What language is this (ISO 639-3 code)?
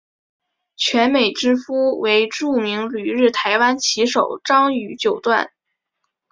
zho